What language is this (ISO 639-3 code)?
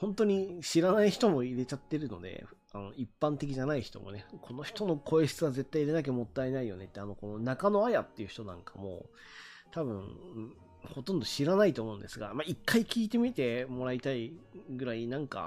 jpn